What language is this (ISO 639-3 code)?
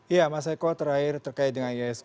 ind